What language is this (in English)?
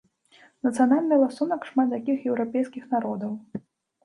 Belarusian